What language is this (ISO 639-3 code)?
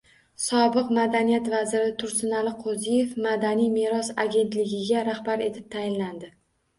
uzb